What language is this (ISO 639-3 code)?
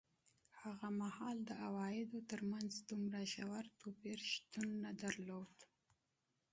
pus